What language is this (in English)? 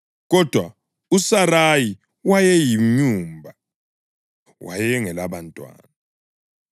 North Ndebele